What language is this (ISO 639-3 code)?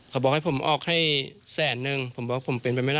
tha